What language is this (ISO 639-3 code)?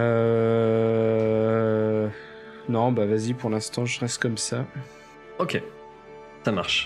fra